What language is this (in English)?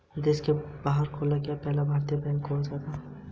Hindi